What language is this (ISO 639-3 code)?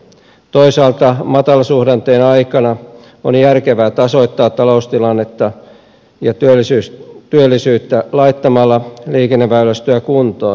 fin